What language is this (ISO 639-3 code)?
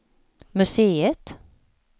swe